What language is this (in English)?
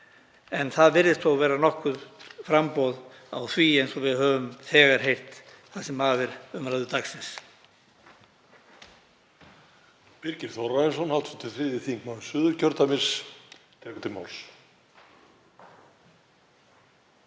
Icelandic